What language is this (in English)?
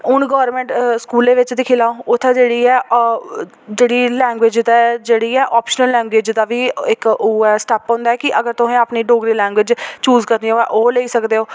Dogri